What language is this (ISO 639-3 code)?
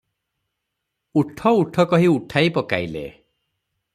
ori